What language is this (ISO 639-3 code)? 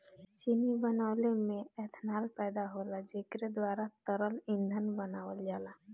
bho